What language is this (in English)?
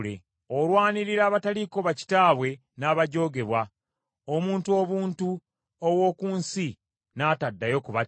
Ganda